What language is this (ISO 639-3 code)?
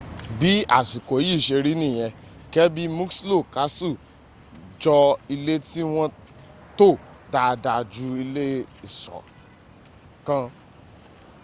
yor